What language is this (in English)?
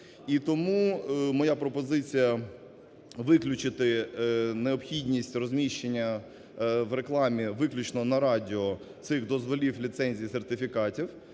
Ukrainian